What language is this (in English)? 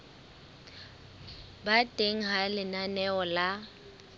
Southern Sotho